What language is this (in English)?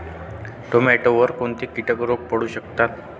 Marathi